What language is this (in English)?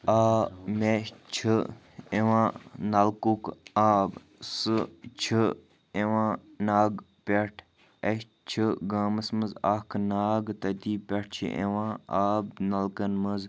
Kashmiri